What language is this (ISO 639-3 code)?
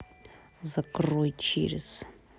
rus